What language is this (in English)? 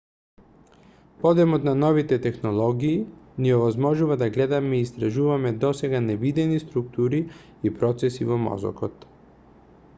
Macedonian